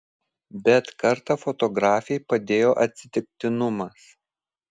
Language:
Lithuanian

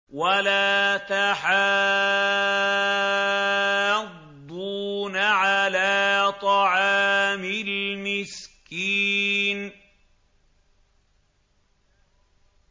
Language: Arabic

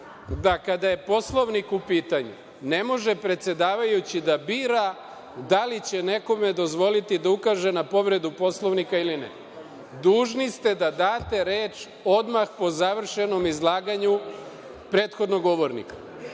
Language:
Serbian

